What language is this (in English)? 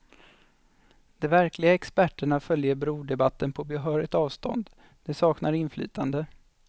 Swedish